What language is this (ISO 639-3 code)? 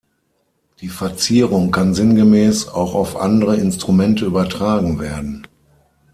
deu